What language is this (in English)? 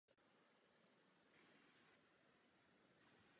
Czech